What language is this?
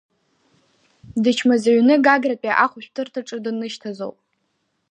Abkhazian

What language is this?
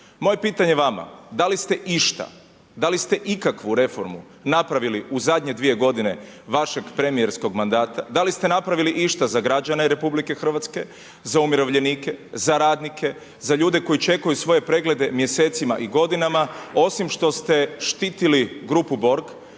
Croatian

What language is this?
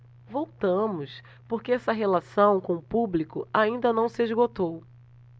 Portuguese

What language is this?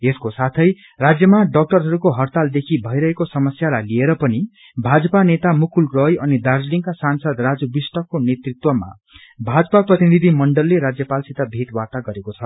Nepali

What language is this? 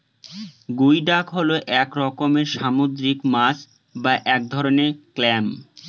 Bangla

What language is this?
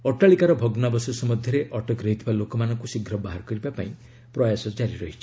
Odia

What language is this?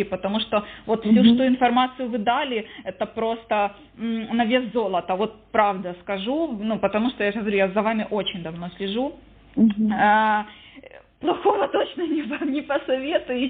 Russian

